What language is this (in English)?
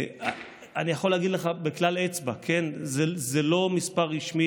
Hebrew